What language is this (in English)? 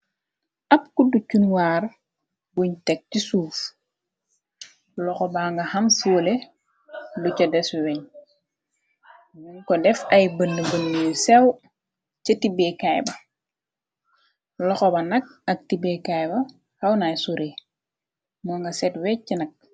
Wolof